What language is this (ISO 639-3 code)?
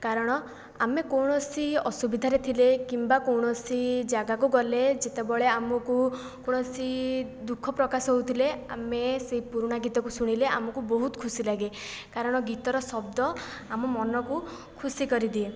ori